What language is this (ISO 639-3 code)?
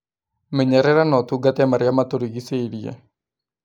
kik